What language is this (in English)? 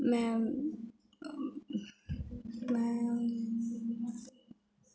Dogri